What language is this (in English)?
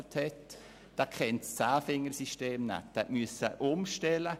Swiss German